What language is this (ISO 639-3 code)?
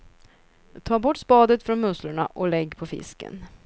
swe